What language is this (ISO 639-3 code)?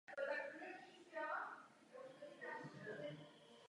ces